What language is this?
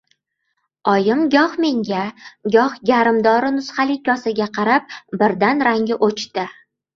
Uzbek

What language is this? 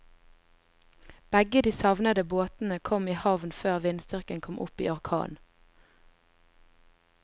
Norwegian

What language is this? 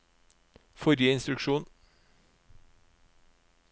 Norwegian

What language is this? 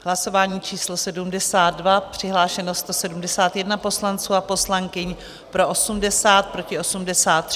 Czech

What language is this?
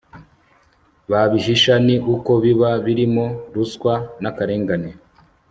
Kinyarwanda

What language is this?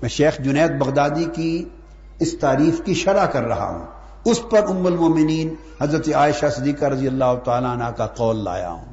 Urdu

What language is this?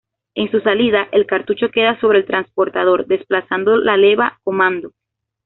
Spanish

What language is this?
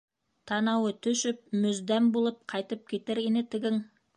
Bashkir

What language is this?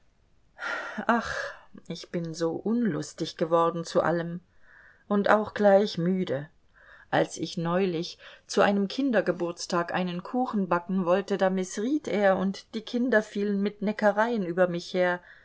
German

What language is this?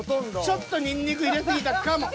Japanese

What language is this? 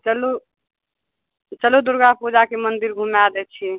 Maithili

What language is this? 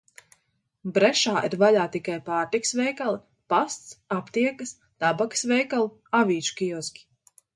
Latvian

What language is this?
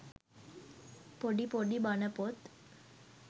Sinhala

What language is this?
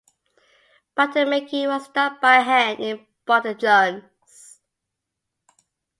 English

